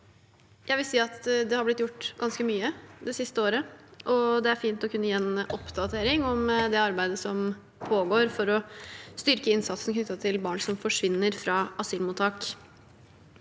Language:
Norwegian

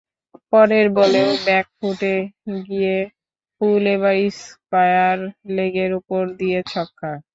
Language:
Bangla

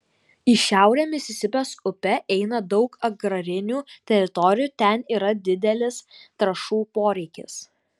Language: Lithuanian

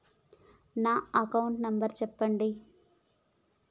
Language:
Telugu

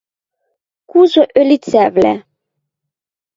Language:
Western Mari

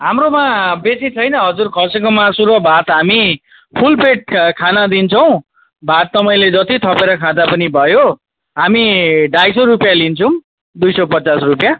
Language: Nepali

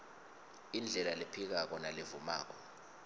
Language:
Swati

